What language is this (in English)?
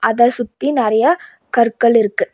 Tamil